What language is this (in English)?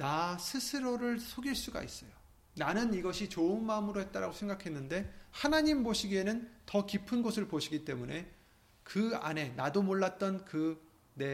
Korean